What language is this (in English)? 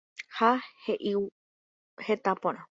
Guarani